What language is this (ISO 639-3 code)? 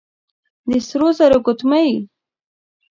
pus